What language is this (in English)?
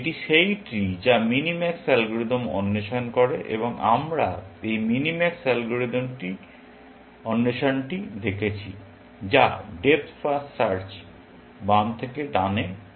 Bangla